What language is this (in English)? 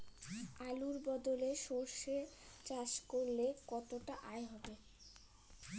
Bangla